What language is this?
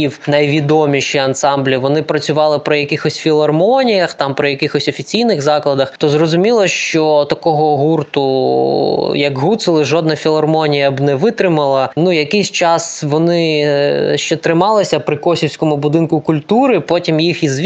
Ukrainian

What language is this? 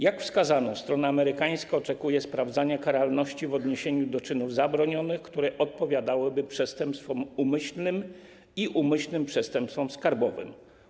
Polish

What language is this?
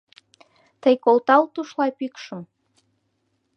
Mari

